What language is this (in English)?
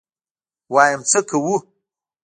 Pashto